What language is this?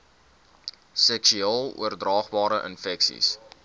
Afrikaans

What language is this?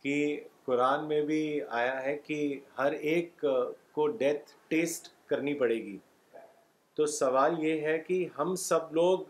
Urdu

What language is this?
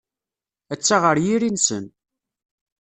Kabyle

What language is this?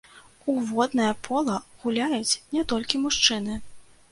Belarusian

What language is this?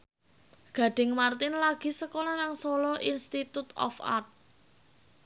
Javanese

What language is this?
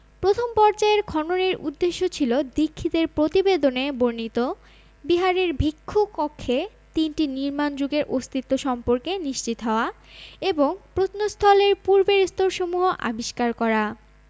Bangla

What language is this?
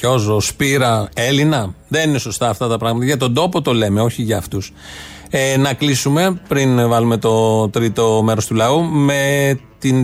Greek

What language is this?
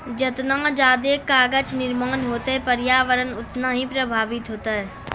Maithili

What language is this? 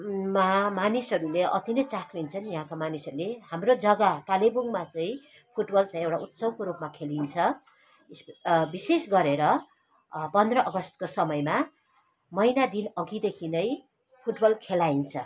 Nepali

